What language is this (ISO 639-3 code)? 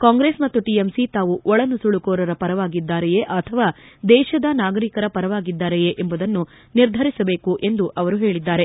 kan